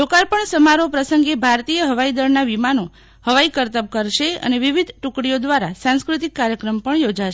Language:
Gujarati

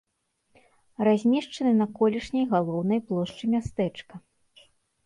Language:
Belarusian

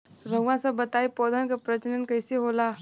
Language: Bhojpuri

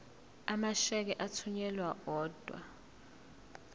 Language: Zulu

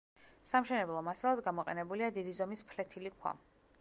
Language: Georgian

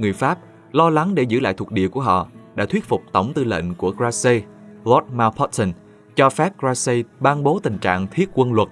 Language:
Vietnamese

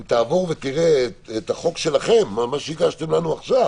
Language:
Hebrew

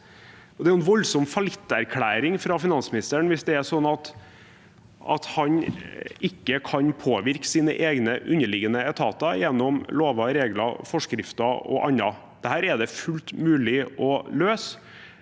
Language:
Norwegian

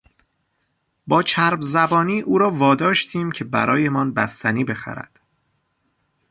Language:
Persian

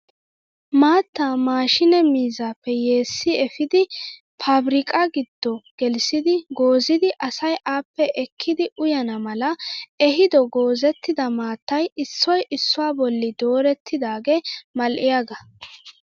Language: Wolaytta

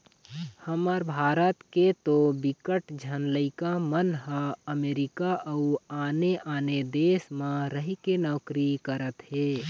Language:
Chhattisgarhi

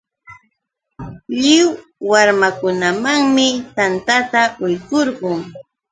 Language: Yauyos Quechua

